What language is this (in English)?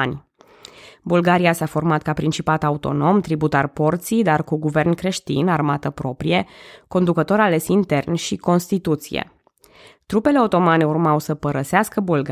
Romanian